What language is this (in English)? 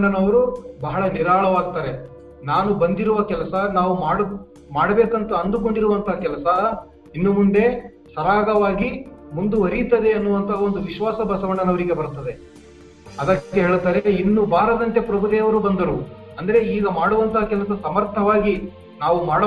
Kannada